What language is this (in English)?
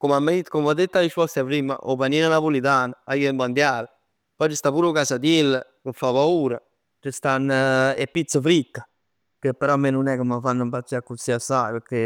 Neapolitan